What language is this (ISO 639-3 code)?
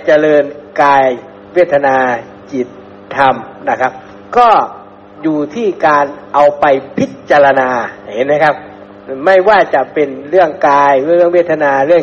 tha